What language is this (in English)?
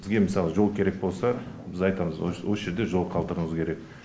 Kazakh